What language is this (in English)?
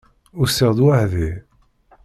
Kabyle